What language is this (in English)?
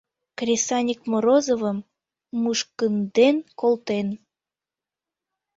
Mari